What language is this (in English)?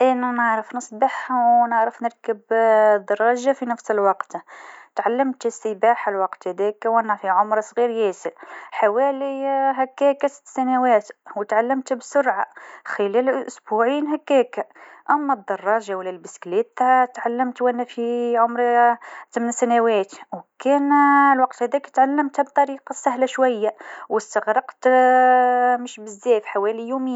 Tunisian Arabic